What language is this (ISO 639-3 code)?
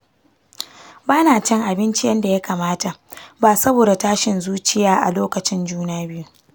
hau